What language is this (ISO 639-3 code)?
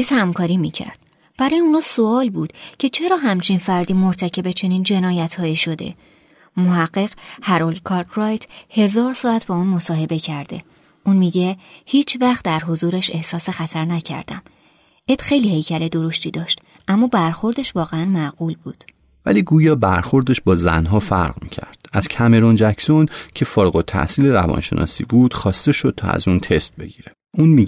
fas